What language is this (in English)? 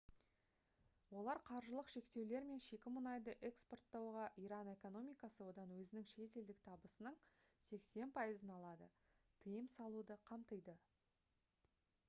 Kazakh